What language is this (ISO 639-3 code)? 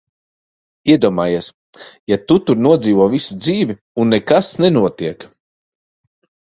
lav